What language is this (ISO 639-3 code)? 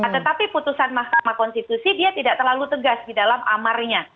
ind